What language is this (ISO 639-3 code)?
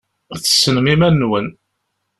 kab